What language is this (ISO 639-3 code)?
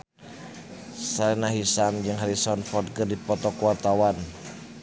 sun